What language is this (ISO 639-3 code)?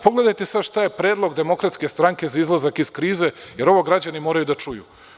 srp